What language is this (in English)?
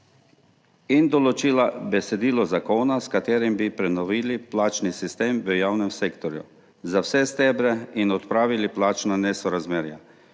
Slovenian